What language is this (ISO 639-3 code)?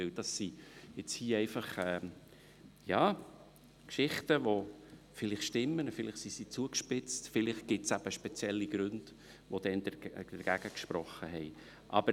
gsw